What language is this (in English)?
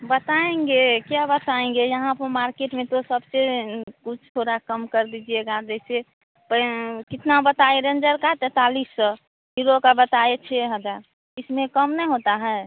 Hindi